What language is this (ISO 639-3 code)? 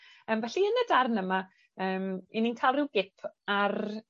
cym